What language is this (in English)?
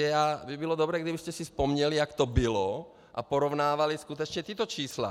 Czech